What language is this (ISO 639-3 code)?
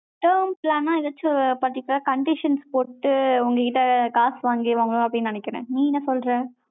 tam